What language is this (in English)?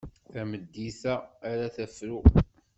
Kabyle